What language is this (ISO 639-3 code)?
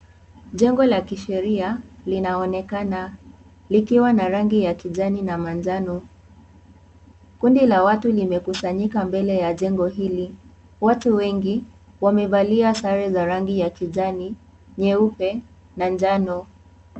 swa